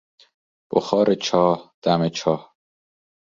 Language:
Persian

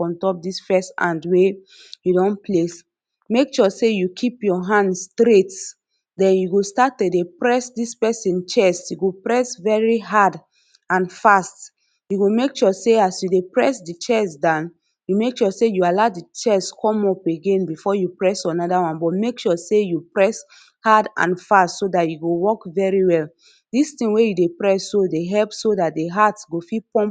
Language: Nigerian Pidgin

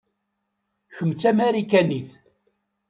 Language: Kabyle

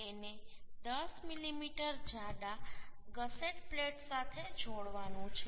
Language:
Gujarati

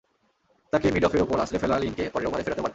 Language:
Bangla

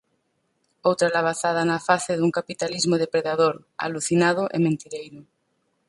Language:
Galician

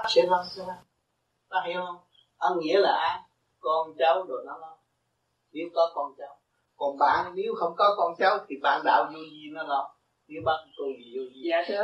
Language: Vietnamese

